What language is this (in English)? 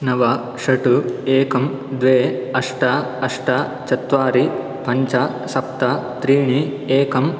Sanskrit